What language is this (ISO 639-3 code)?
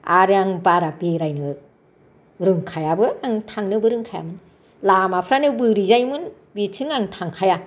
brx